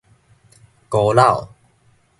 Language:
Min Nan Chinese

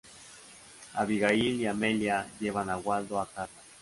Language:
Spanish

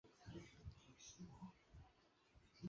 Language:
Chinese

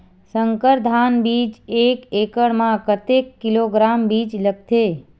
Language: Chhattisgarhi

